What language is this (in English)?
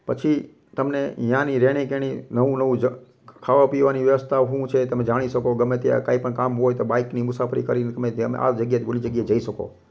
Gujarati